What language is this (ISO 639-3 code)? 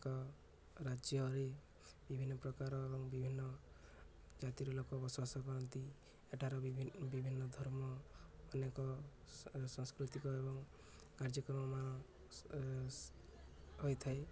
ori